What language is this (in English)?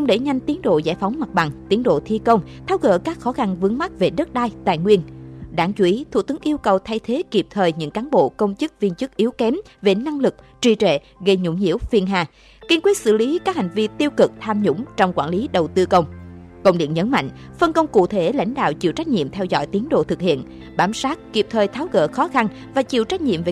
Vietnamese